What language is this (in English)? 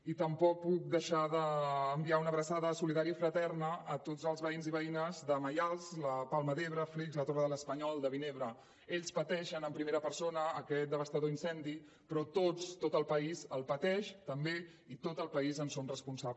Catalan